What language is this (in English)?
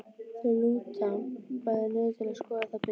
Icelandic